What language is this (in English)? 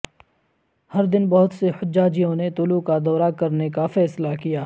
Urdu